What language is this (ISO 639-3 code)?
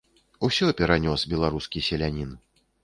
bel